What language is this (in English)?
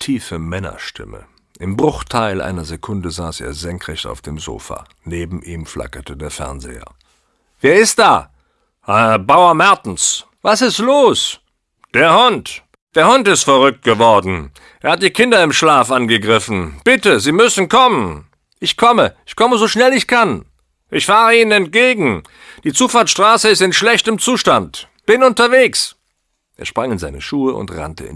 German